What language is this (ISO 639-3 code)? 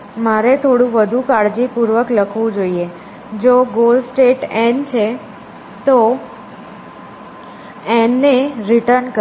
guj